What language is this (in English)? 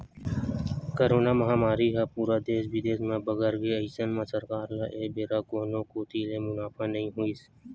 Chhattisgarhi